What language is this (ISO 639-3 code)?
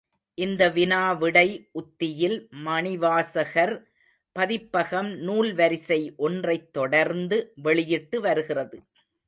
tam